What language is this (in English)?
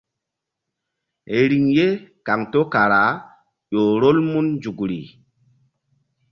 Mbum